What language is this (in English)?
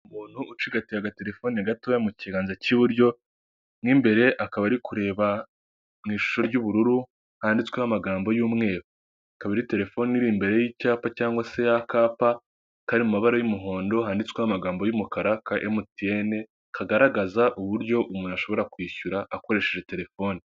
Kinyarwanda